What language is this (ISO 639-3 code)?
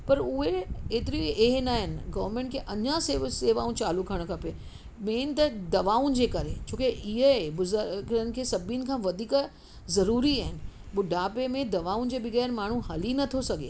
snd